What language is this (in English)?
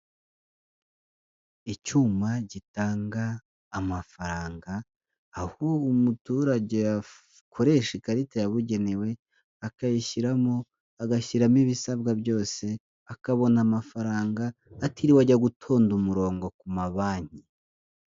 Kinyarwanda